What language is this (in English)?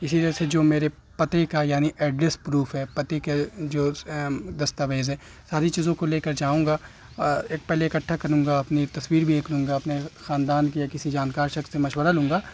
Urdu